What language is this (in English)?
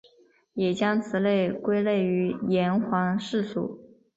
Chinese